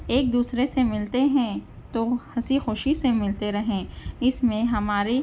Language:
Urdu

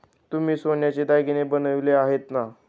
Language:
Marathi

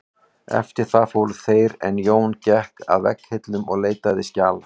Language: Icelandic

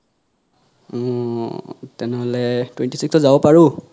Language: Assamese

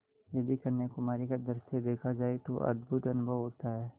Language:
Hindi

